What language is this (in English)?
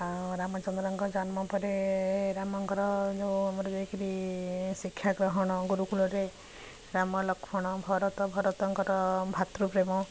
Odia